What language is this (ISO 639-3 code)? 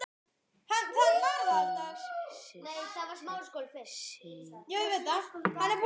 isl